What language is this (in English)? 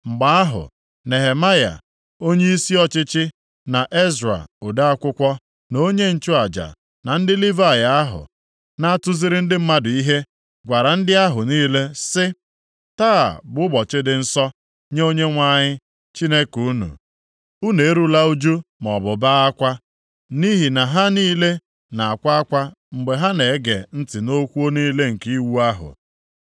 Igbo